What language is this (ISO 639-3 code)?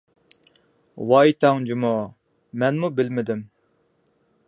uig